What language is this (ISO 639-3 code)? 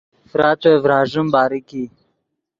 ydg